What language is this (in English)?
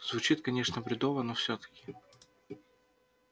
Russian